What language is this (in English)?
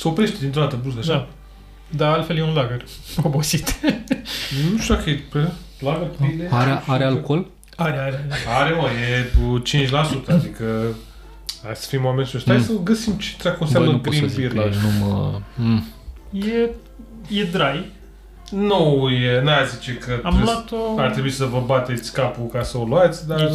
Romanian